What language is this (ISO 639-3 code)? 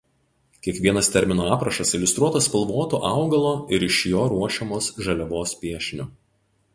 lit